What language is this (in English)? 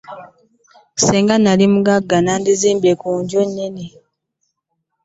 Ganda